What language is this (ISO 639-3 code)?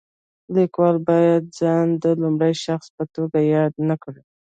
pus